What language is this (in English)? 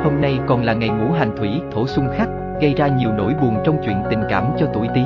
Vietnamese